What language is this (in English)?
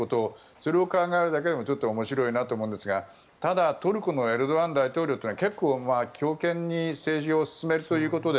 Japanese